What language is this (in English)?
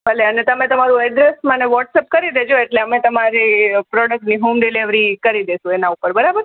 Gujarati